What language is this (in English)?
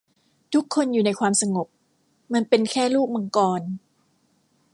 Thai